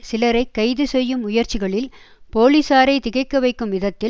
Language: Tamil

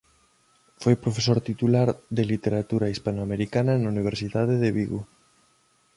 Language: Galician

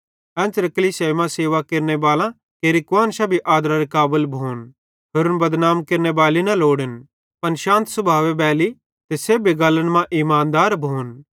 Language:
Bhadrawahi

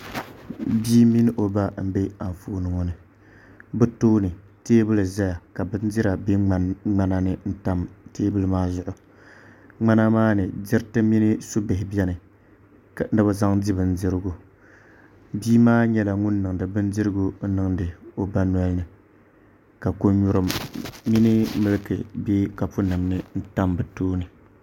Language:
Dagbani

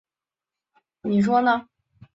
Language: Chinese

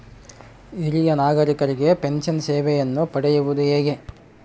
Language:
Kannada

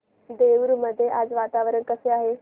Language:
Marathi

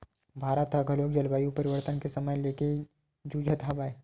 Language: Chhattisgarhi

